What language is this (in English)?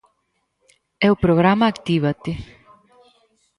Galician